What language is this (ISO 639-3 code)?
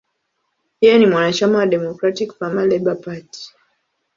swa